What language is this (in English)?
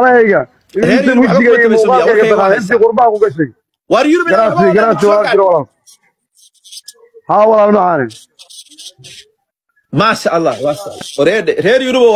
Arabic